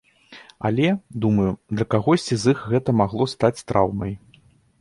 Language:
Belarusian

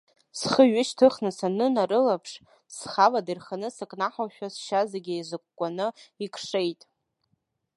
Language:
Abkhazian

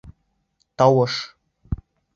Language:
Bashkir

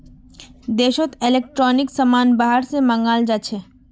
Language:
Magahi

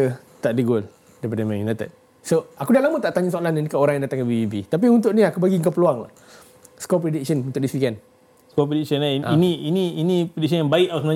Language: Malay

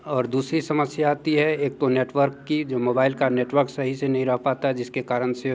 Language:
Hindi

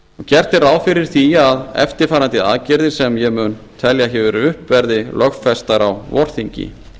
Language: Icelandic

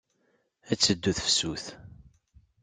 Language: Kabyle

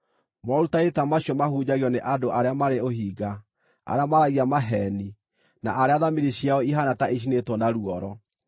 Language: Kikuyu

